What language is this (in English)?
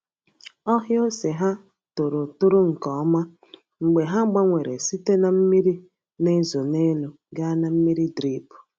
Igbo